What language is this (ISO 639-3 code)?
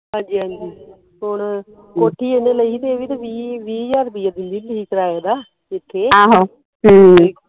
pan